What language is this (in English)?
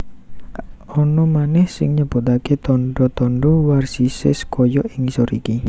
Javanese